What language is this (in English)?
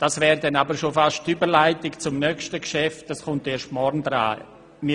Swiss German